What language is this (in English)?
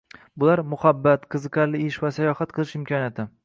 Uzbek